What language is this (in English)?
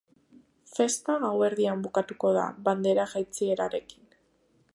Basque